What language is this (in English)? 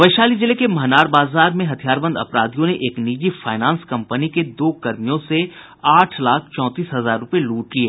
Hindi